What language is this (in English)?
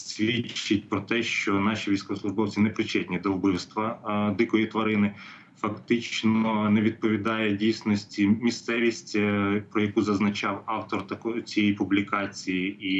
Ukrainian